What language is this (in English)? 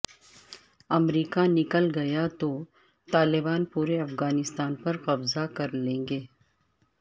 Urdu